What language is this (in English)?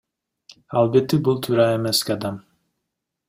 Kyrgyz